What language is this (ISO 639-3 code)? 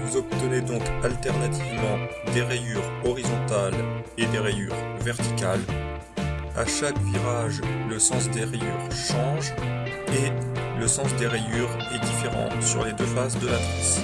fra